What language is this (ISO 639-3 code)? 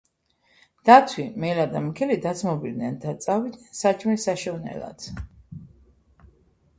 kat